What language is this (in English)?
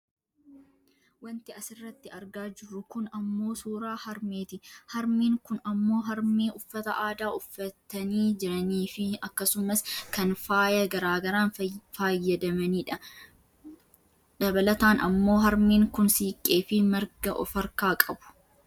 Oromo